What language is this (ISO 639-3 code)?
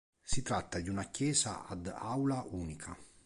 ita